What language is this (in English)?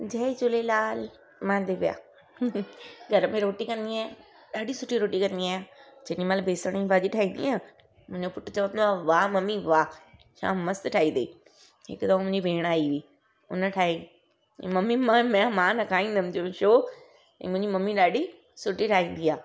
Sindhi